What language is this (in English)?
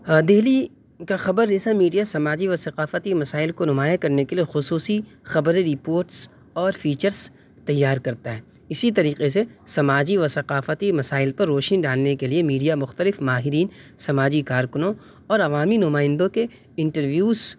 Urdu